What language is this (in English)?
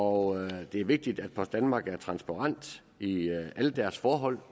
Danish